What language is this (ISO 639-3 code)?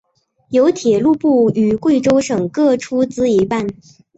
zho